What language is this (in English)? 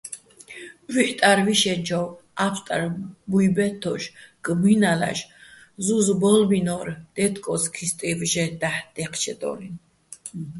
Bats